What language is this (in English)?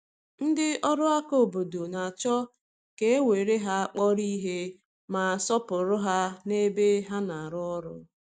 Igbo